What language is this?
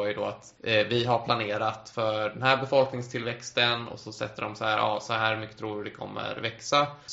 Swedish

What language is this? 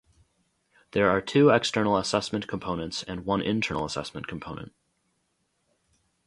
English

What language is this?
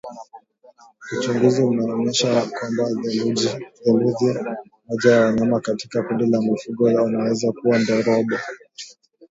Swahili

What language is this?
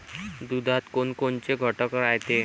Marathi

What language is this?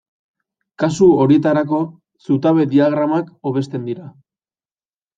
Basque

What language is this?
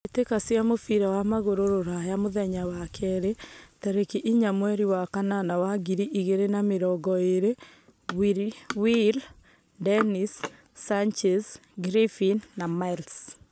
Kikuyu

